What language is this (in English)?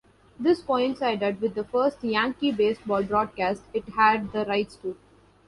English